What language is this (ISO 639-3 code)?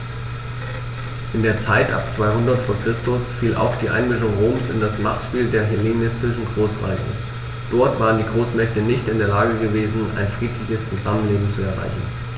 deu